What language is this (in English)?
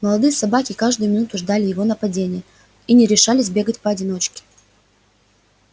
Russian